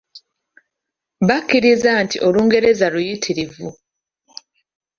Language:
Ganda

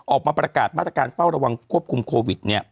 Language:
Thai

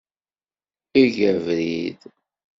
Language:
Kabyle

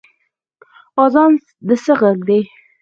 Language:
Pashto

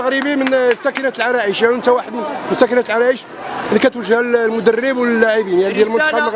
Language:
Arabic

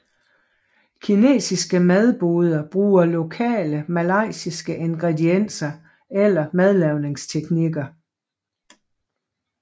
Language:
Danish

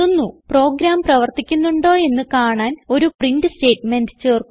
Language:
Malayalam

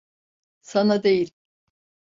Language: Turkish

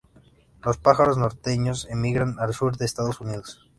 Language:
Spanish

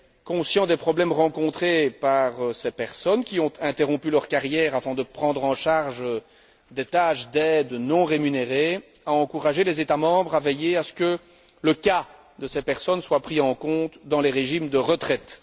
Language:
French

